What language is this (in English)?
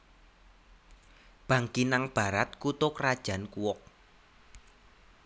Javanese